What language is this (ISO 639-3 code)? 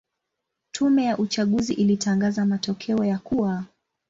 swa